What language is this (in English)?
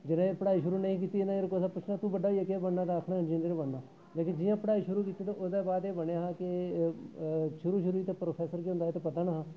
Dogri